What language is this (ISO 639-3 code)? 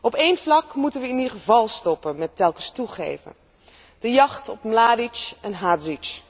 nld